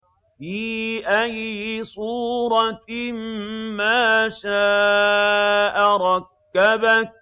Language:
Arabic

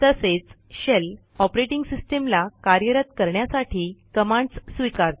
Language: Marathi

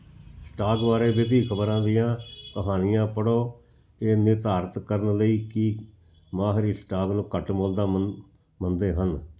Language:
Punjabi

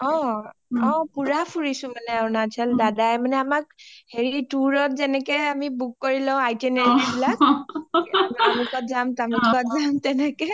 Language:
Assamese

